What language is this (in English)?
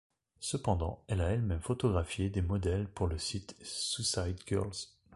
French